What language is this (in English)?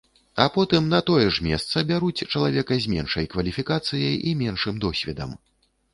Belarusian